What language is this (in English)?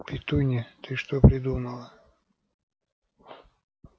Russian